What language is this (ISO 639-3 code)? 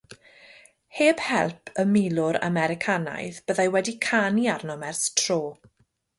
cym